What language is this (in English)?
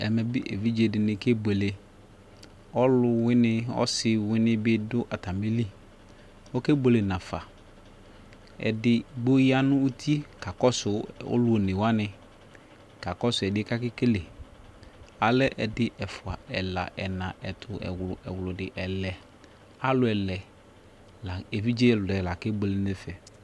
Ikposo